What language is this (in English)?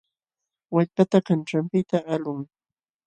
Jauja Wanca Quechua